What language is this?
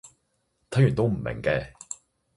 Cantonese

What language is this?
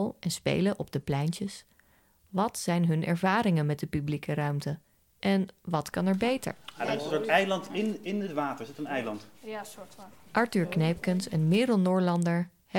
Dutch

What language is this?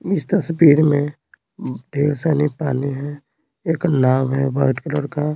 Hindi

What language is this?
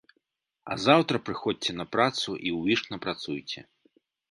Belarusian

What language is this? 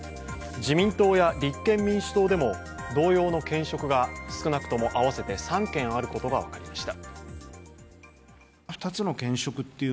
Japanese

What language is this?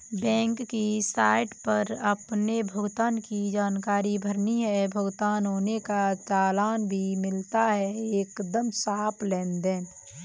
Hindi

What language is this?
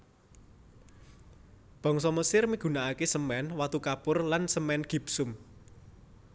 Javanese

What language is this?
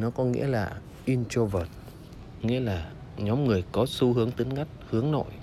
Vietnamese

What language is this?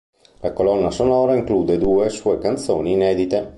Italian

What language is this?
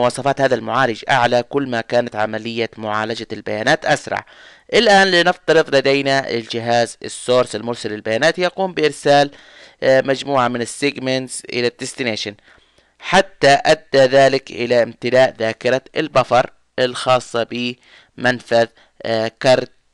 Arabic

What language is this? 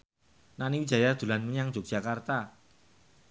Javanese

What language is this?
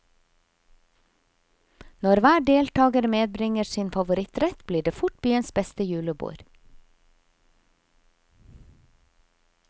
Norwegian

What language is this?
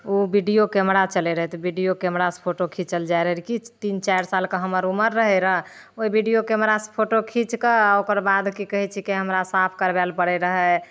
Maithili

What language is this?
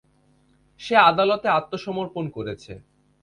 Bangla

